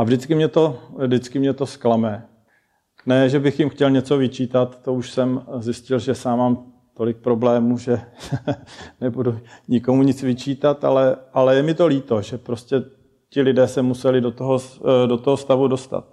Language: Czech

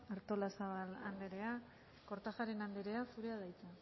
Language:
Basque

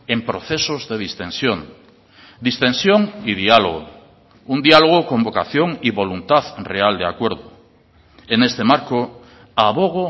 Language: Spanish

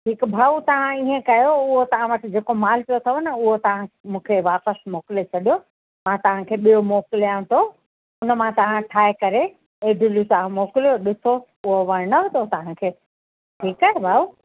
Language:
Sindhi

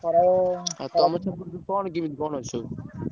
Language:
Odia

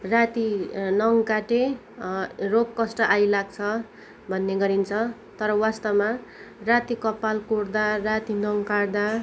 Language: Nepali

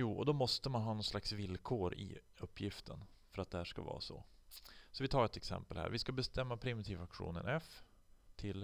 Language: Swedish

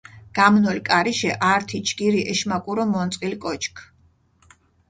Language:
Mingrelian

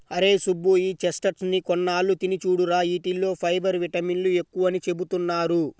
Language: Telugu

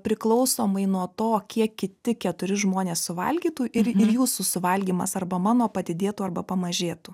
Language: Lithuanian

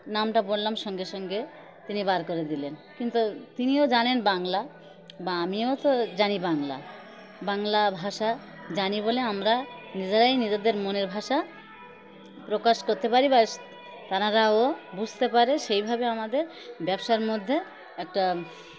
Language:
Bangla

